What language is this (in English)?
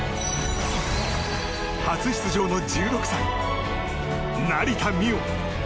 Japanese